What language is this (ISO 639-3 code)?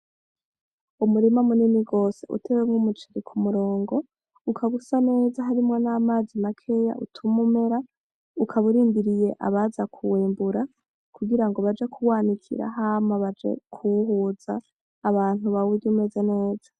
run